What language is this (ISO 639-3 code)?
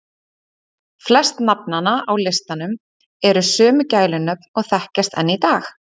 isl